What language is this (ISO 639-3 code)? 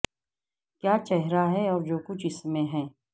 urd